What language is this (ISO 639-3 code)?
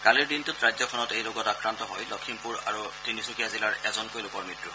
asm